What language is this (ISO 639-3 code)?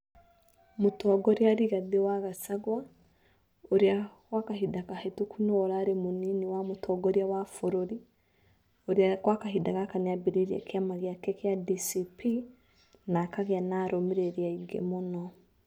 kik